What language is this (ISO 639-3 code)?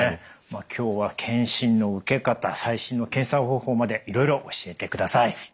jpn